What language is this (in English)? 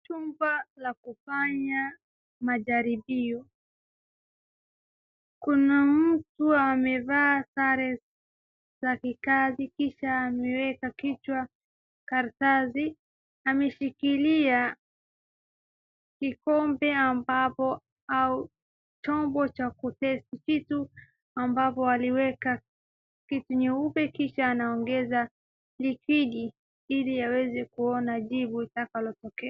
Swahili